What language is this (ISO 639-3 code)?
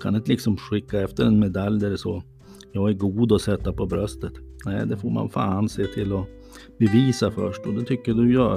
swe